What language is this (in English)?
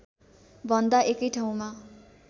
Nepali